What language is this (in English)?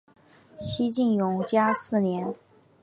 Chinese